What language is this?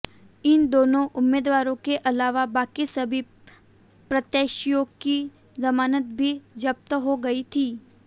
Hindi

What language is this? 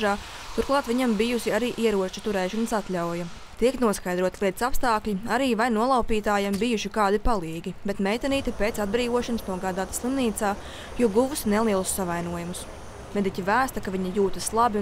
Latvian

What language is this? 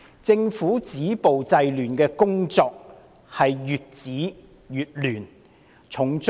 Cantonese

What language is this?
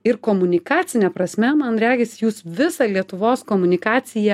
Lithuanian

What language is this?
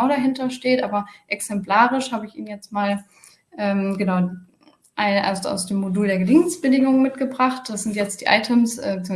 German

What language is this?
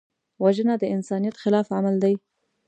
Pashto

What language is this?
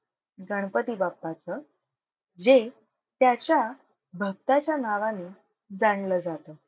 Marathi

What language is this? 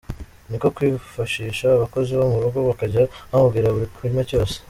Kinyarwanda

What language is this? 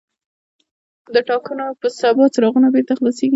Pashto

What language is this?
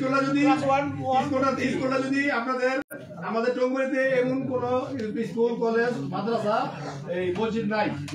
Arabic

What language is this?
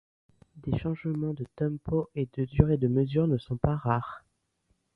French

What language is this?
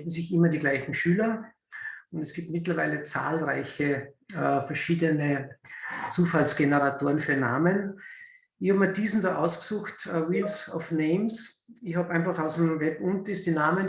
German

